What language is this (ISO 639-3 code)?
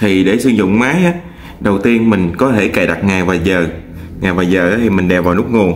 vie